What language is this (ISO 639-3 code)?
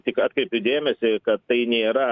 lit